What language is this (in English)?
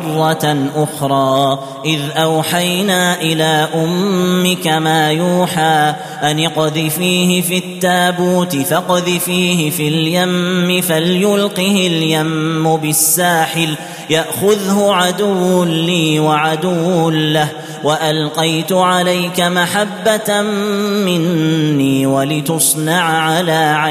Arabic